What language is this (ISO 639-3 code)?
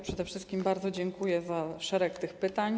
pol